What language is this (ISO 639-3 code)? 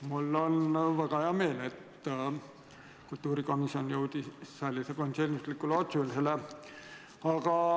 est